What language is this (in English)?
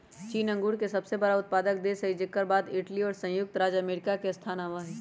Magahi